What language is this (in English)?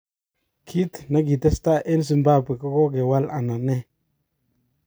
Kalenjin